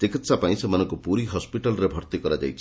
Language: Odia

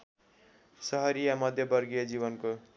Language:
Nepali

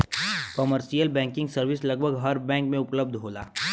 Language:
Bhojpuri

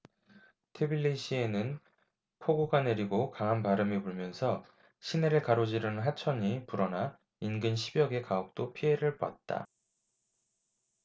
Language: Korean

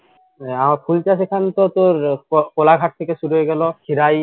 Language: Bangla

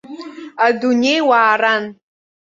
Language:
Abkhazian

